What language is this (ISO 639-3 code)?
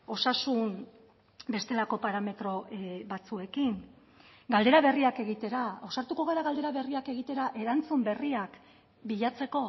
eus